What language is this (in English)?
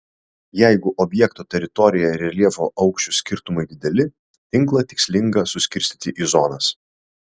Lithuanian